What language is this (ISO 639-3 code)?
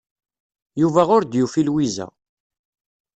kab